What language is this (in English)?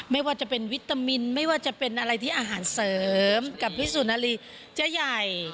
Thai